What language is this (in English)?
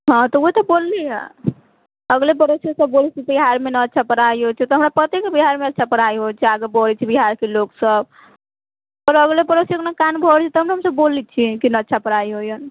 Maithili